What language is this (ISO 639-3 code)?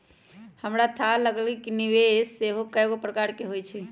mag